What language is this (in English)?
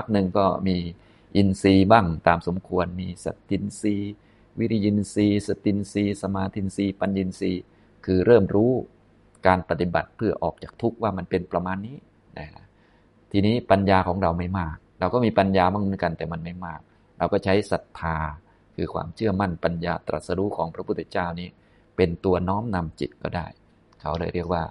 Thai